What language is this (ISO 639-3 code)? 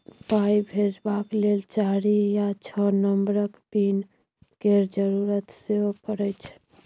mai